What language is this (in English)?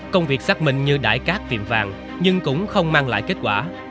Vietnamese